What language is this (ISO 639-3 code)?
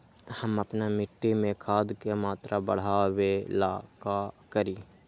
mag